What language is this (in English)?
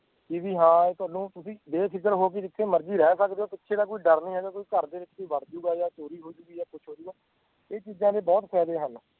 Punjabi